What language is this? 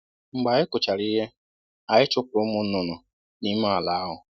Igbo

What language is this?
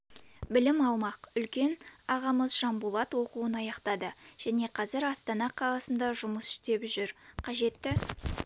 Kazakh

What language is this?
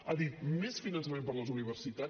Catalan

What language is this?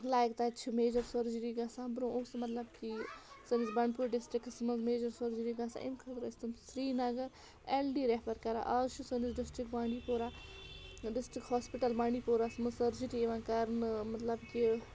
Kashmiri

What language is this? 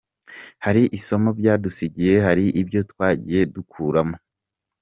Kinyarwanda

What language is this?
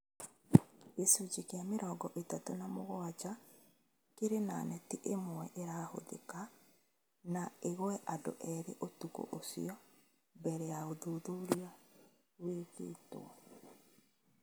Kikuyu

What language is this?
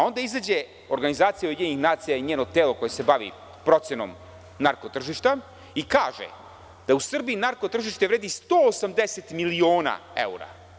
Serbian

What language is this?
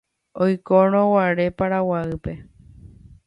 Guarani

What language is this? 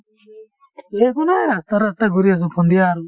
Assamese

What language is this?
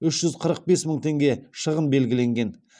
Kazakh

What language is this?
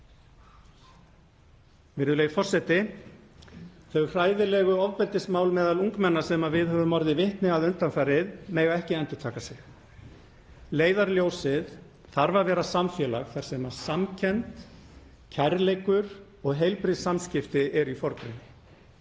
Icelandic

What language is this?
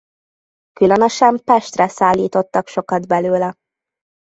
Hungarian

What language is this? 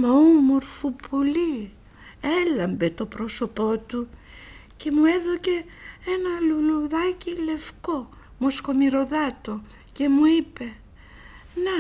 Greek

